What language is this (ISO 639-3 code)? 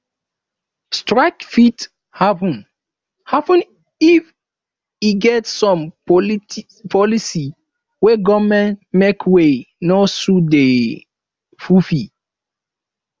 pcm